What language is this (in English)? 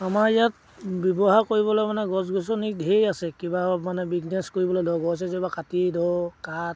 Assamese